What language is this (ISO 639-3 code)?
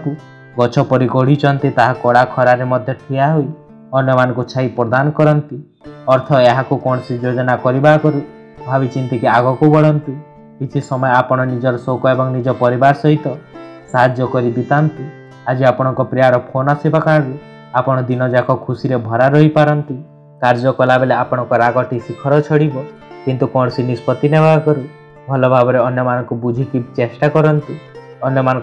hin